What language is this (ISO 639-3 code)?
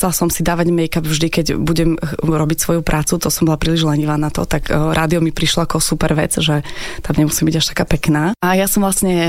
slk